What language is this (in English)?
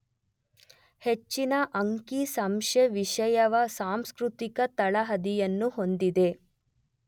Kannada